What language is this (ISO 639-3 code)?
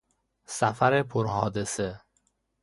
fas